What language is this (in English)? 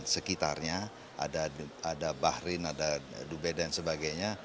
Indonesian